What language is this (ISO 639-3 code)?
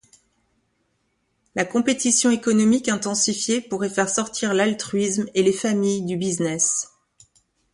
fra